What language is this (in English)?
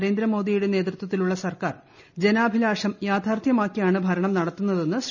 Malayalam